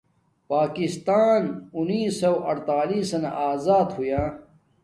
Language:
Domaaki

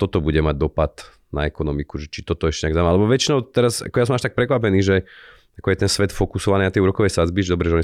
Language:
Slovak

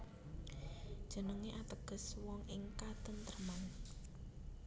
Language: Javanese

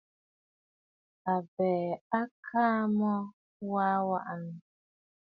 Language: Bafut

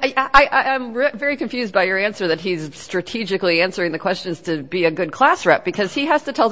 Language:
English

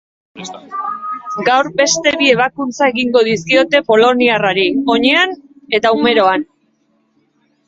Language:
Basque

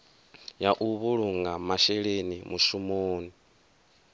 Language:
Venda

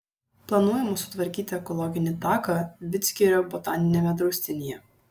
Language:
Lithuanian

